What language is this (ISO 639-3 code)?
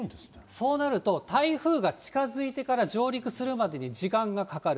jpn